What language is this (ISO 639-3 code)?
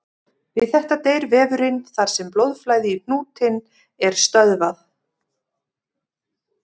isl